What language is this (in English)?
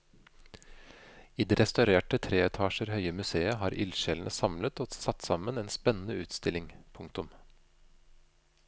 Norwegian